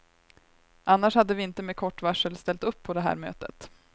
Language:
Swedish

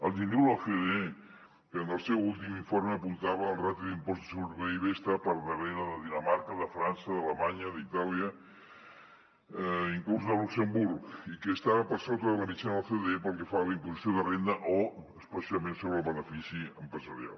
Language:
Catalan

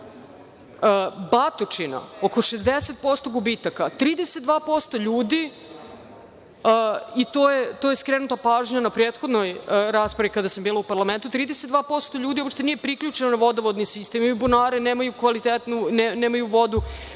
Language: Serbian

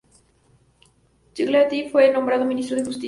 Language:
Spanish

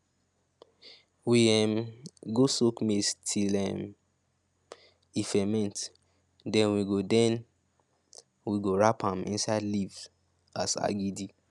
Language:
Nigerian Pidgin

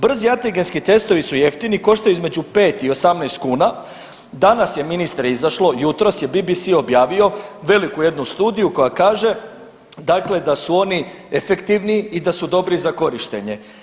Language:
Croatian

